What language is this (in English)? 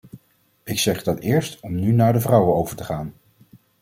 Dutch